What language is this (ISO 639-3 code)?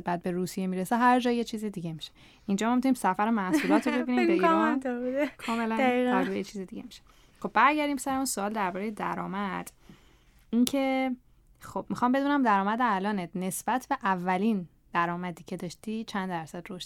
fas